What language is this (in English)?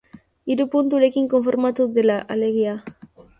Basque